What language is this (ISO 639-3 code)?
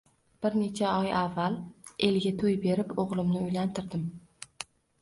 uzb